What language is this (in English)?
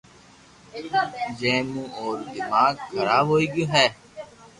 Loarki